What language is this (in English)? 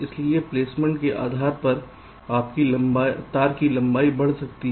Hindi